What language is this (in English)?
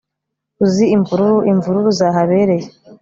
Kinyarwanda